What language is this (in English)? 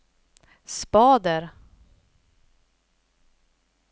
Swedish